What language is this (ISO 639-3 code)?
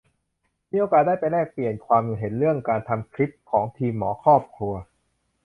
tha